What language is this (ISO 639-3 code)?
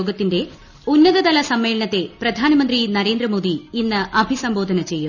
mal